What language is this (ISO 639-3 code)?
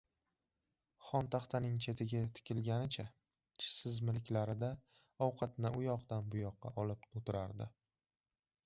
uzb